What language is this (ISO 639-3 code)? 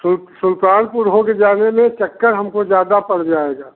hin